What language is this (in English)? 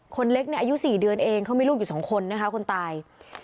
Thai